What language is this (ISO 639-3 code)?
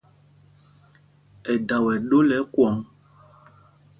mgg